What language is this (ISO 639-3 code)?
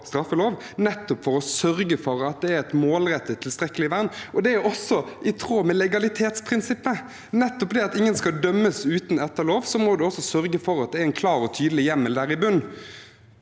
nor